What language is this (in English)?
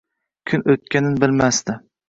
Uzbek